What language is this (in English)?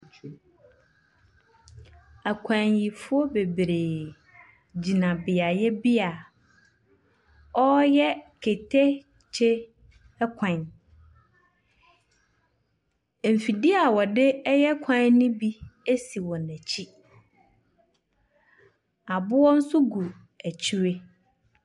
Akan